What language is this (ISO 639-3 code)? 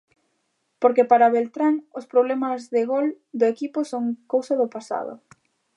glg